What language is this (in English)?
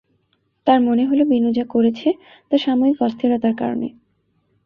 Bangla